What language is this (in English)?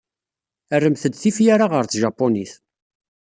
Kabyle